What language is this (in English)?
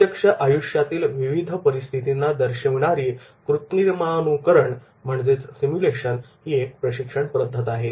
Marathi